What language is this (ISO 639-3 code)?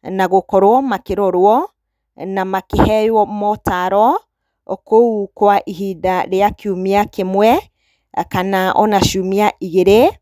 kik